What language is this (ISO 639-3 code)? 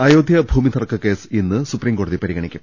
mal